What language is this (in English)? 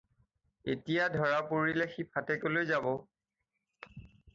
Assamese